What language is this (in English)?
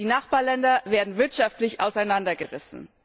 German